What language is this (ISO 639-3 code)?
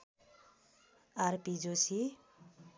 nep